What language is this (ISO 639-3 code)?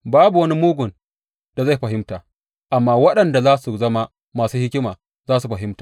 hau